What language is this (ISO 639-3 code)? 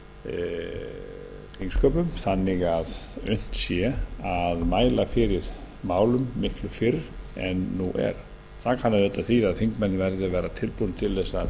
isl